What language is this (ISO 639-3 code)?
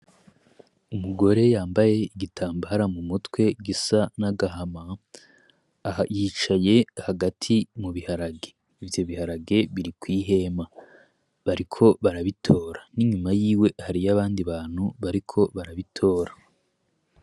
run